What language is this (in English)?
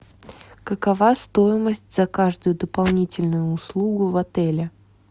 Russian